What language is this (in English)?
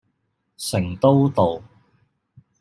Cantonese